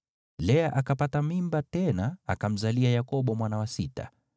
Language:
Swahili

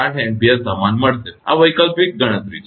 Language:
Gujarati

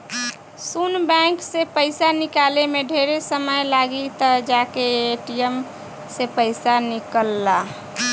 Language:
Bhojpuri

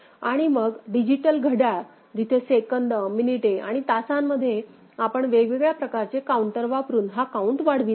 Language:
Marathi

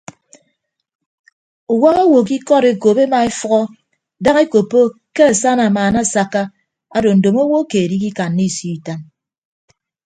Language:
Ibibio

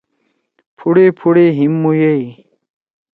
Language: Torwali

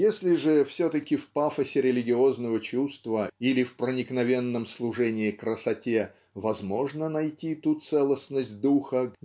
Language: Russian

